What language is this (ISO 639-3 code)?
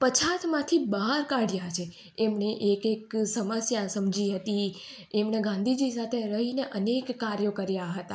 guj